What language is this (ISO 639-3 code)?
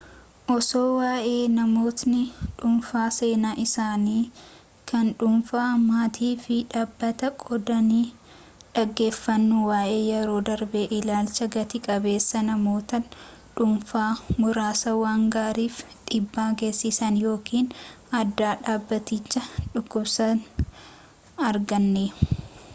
orm